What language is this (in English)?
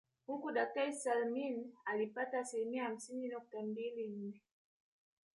Swahili